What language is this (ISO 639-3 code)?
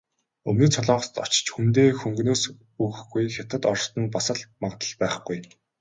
mon